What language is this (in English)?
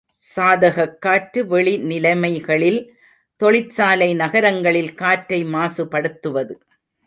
Tamil